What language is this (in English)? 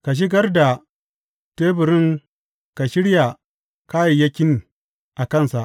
Hausa